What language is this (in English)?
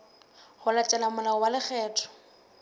Southern Sotho